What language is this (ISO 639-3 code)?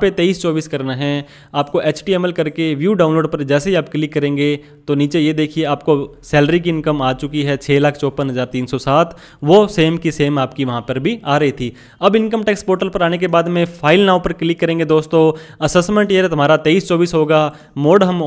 hin